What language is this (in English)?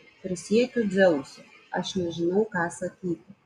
Lithuanian